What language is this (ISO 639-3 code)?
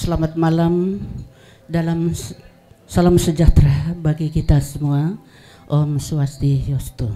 ind